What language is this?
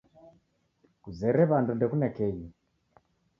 Taita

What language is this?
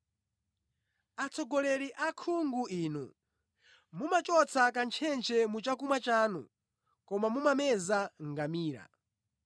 Nyanja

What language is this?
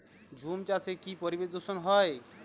Bangla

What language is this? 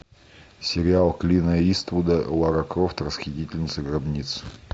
Russian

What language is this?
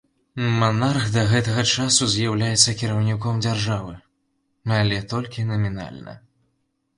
Belarusian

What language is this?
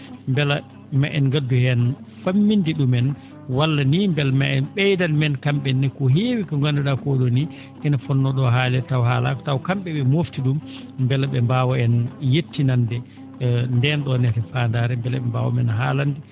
Fula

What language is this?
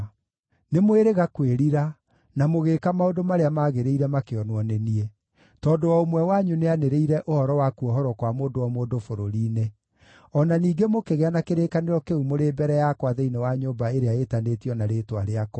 Kikuyu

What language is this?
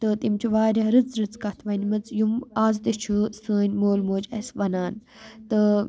Kashmiri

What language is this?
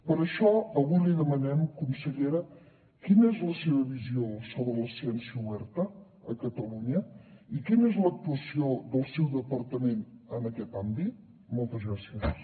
Catalan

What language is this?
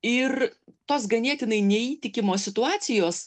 Lithuanian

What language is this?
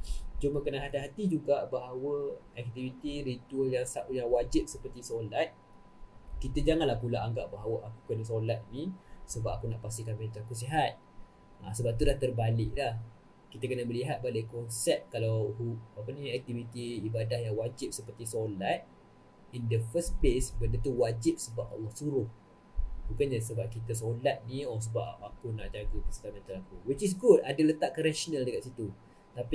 Malay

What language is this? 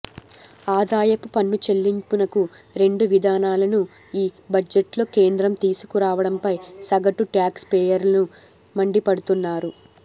Telugu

